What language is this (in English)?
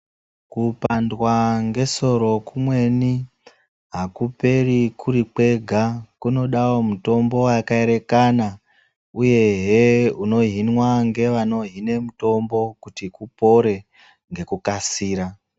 Ndau